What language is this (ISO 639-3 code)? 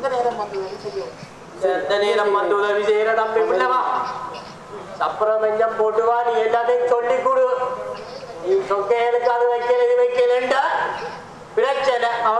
tha